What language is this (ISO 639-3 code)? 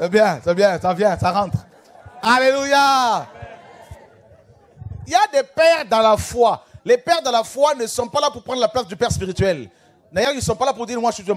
fra